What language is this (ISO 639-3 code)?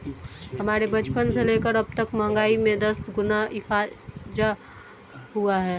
hin